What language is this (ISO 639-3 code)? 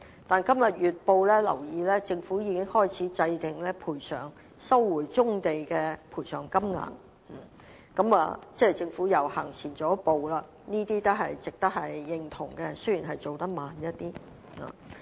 yue